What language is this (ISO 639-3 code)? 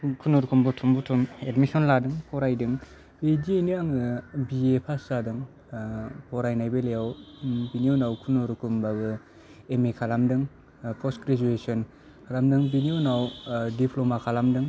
brx